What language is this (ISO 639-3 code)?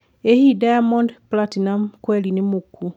kik